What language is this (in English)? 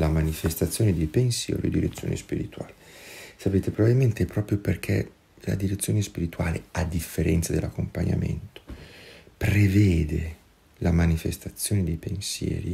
Italian